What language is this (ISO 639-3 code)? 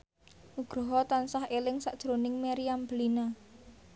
jav